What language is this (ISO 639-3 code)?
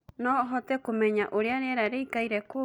kik